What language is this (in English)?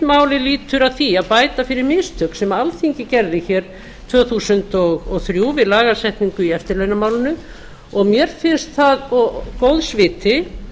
Icelandic